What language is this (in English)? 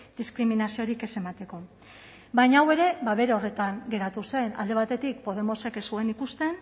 Basque